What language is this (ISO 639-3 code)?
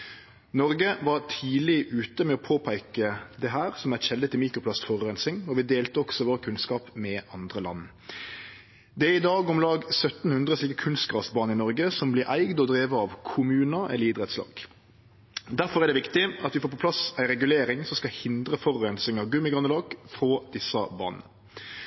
nno